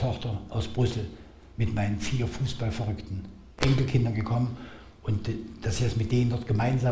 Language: German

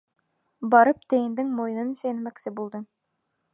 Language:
Bashkir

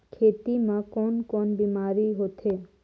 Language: Chhattisgarhi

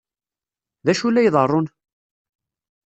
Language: Kabyle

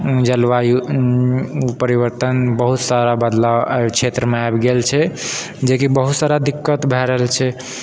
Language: Maithili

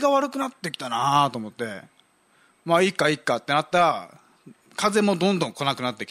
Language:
Japanese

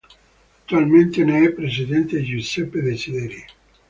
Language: Italian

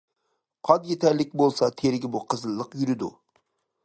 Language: Uyghur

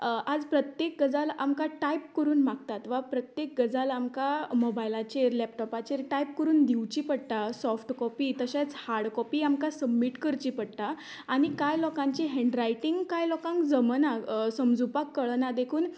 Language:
Konkani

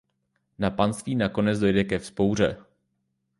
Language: Czech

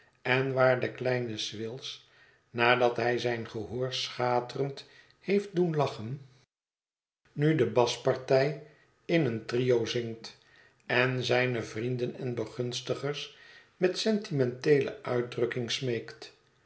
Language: Dutch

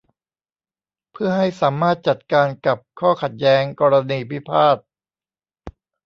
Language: Thai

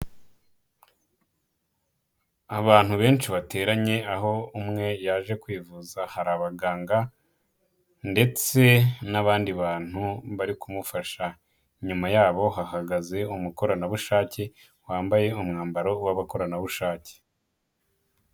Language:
Kinyarwanda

